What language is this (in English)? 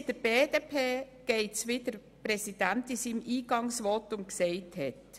Swiss German